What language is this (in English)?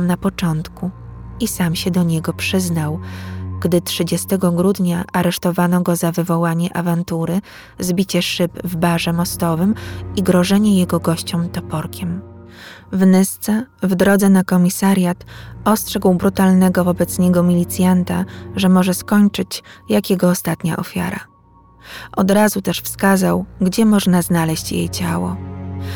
Polish